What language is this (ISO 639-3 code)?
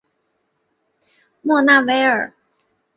zho